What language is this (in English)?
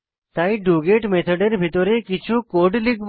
Bangla